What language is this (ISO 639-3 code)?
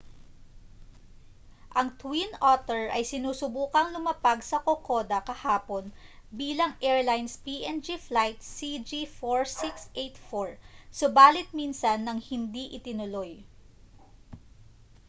fil